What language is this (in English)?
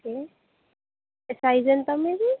Telugu